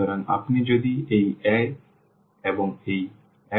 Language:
Bangla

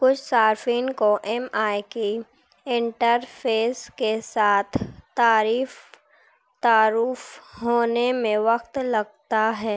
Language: Urdu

